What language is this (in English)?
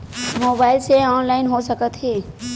Chhattisgarhi